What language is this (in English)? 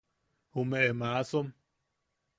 Yaqui